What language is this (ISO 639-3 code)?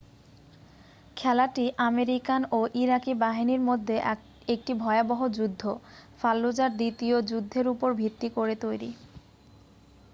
ben